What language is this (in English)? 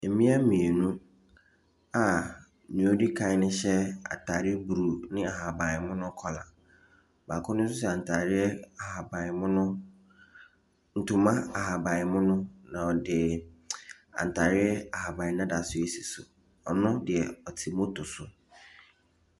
Akan